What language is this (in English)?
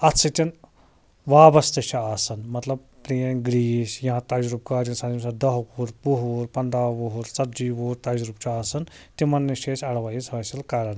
Kashmiri